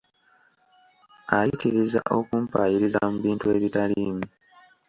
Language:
Ganda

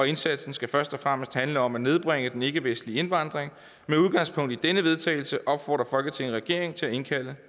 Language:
Danish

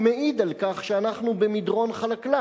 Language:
Hebrew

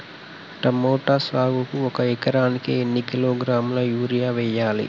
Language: Telugu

